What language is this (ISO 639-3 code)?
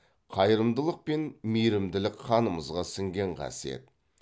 kaz